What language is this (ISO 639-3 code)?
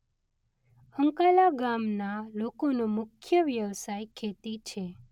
guj